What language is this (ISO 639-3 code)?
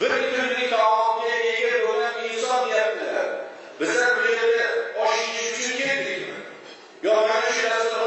tur